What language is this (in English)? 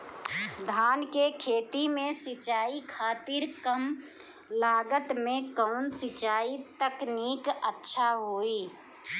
Bhojpuri